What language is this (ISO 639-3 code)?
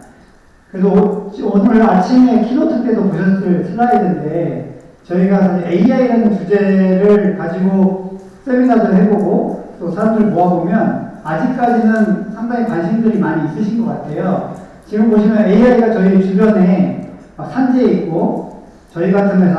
kor